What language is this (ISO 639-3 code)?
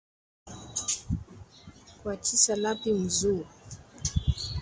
cjk